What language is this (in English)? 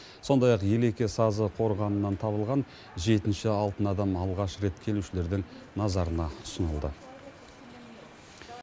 Kazakh